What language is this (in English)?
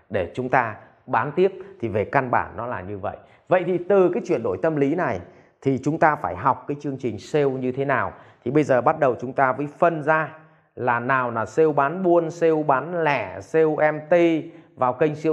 Vietnamese